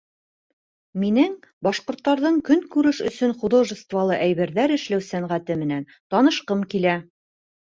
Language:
Bashkir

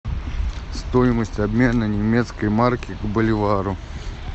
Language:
Russian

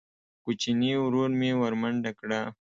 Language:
Pashto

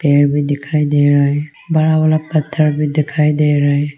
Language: Hindi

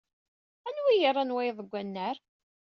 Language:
Kabyle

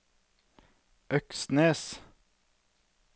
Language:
Norwegian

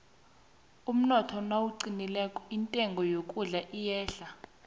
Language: South Ndebele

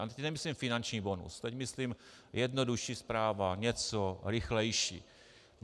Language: Czech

